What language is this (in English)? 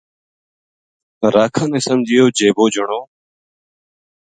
Gujari